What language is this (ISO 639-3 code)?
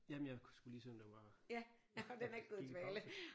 dan